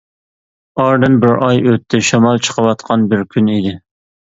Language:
Uyghur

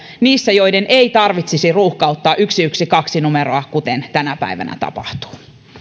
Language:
Finnish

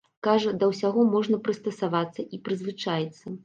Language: Belarusian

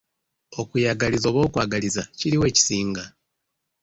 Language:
Ganda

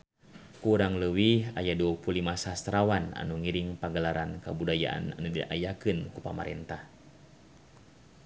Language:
Sundanese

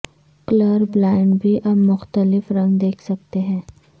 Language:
Urdu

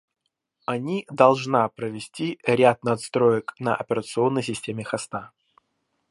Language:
Russian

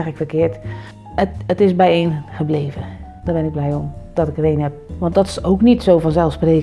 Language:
Dutch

